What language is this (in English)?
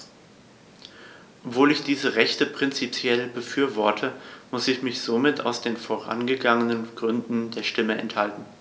German